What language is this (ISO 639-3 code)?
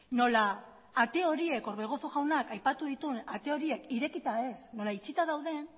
eus